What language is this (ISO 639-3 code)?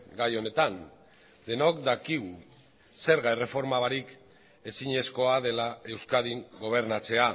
eus